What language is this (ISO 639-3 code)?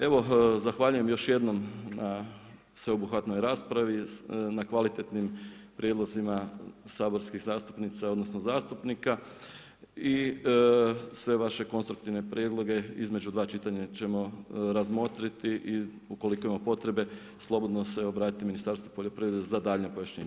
hrv